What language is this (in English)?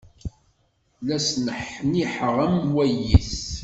Kabyle